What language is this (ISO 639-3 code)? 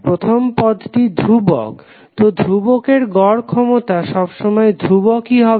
ben